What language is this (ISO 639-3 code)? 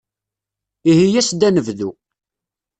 kab